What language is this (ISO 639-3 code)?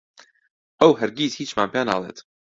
ckb